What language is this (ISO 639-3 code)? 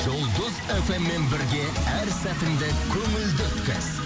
kaz